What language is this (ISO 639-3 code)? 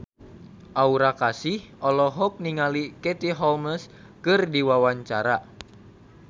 sun